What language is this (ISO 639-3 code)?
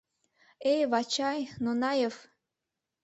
chm